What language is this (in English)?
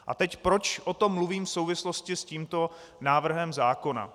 Czech